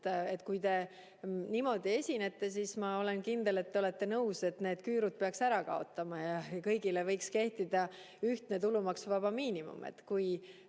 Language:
Estonian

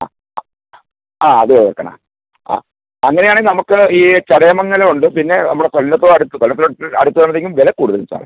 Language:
Malayalam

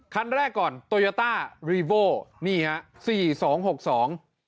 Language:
Thai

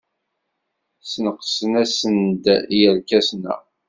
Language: Kabyle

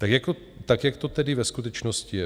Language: Czech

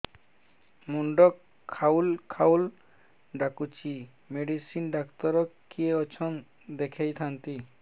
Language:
Odia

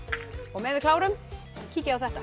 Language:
Icelandic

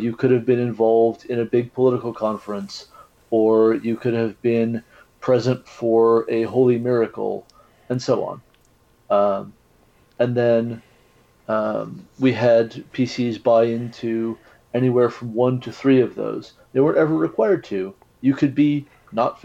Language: English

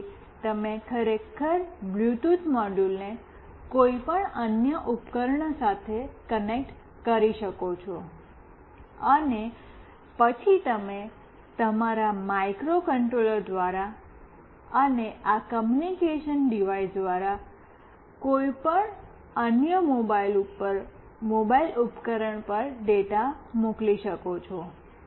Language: Gujarati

